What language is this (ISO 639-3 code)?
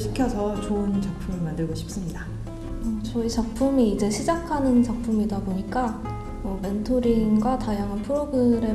kor